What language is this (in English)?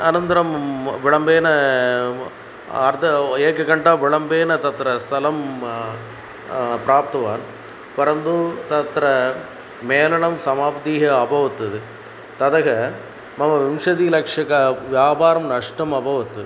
Sanskrit